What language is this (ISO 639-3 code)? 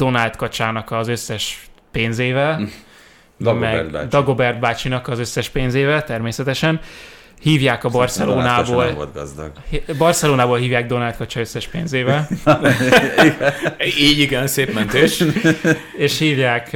hun